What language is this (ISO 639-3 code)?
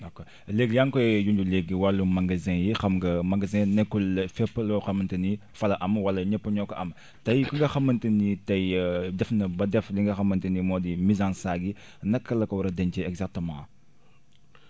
wol